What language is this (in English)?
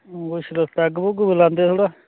Dogri